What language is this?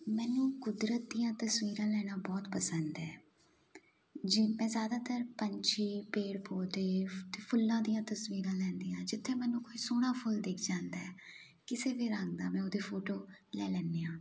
Punjabi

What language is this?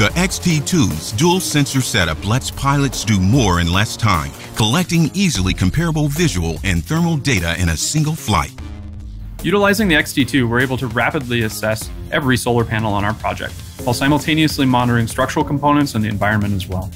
English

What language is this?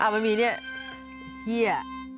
Thai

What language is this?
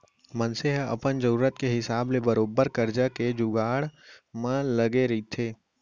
Chhattisgarhi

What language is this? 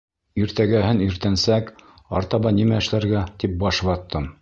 Bashkir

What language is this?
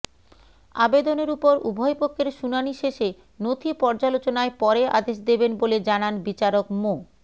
Bangla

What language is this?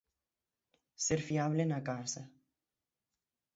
Galician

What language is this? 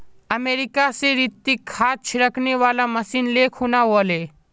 Magahi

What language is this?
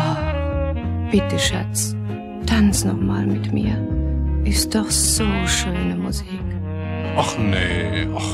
German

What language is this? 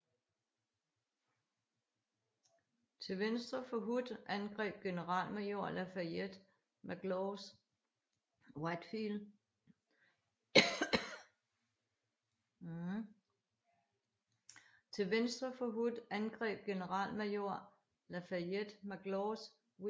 Danish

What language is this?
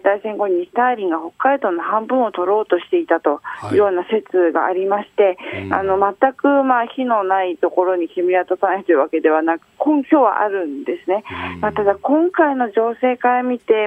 Japanese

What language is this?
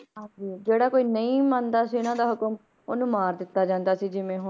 Punjabi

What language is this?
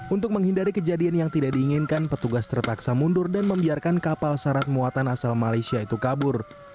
Indonesian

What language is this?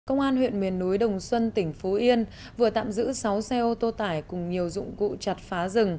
Vietnamese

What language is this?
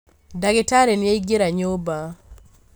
Kikuyu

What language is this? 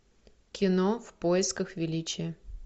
Russian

